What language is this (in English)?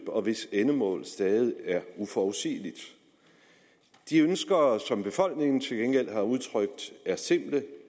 Danish